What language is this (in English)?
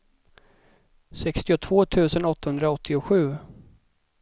Swedish